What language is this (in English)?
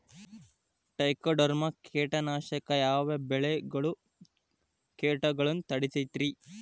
Kannada